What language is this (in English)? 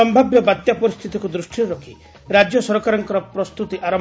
Odia